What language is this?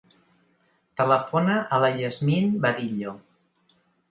Catalan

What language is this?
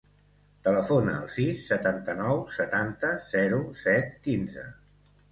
Catalan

